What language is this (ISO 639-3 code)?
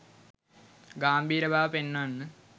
sin